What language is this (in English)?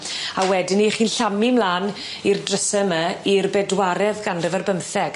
Welsh